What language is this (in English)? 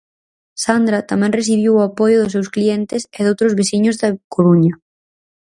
Galician